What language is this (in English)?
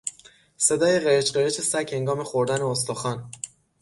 Persian